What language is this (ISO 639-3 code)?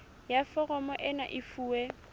sot